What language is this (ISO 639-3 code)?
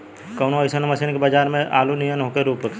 bho